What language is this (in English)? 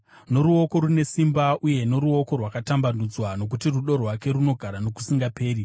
Shona